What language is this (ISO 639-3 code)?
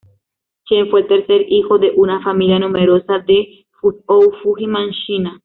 spa